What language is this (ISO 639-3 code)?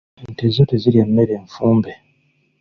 lug